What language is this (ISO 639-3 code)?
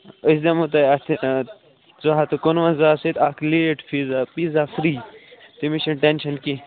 kas